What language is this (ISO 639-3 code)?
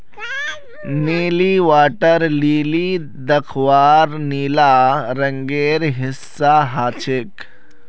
mag